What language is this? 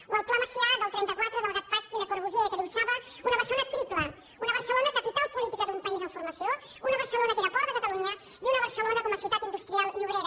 Catalan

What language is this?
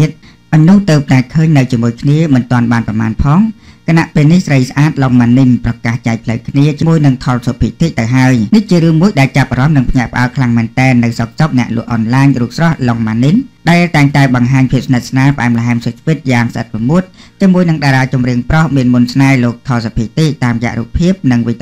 Thai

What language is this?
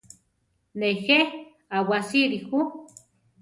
Central Tarahumara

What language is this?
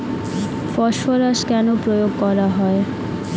Bangla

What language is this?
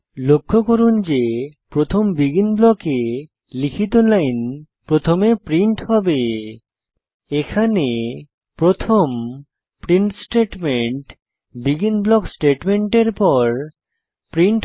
Bangla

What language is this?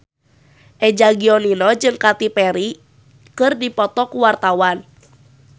Sundanese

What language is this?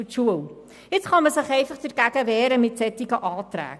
Swiss German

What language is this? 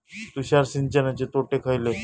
Marathi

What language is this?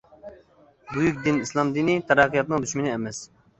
Uyghur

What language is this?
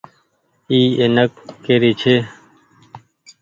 Goaria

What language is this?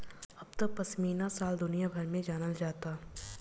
Bhojpuri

